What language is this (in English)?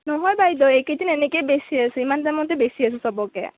Assamese